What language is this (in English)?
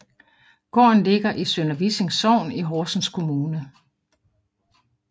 Danish